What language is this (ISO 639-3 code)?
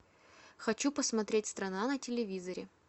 rus